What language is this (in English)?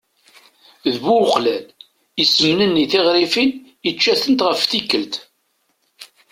Kabyle